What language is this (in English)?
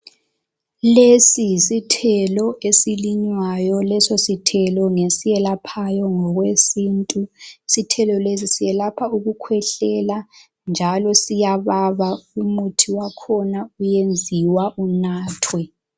North Ndebele